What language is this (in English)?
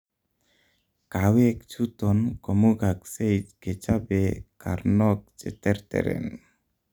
Kalenjin